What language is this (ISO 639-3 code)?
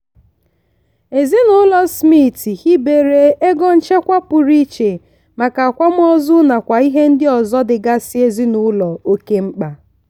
ibo